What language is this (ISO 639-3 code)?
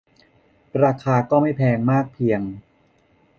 tha